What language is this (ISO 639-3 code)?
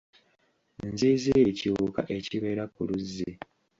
lug